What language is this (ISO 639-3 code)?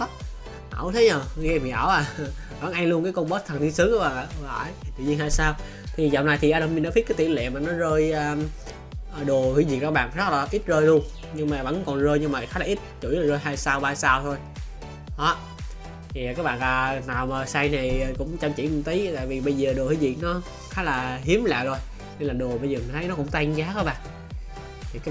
vie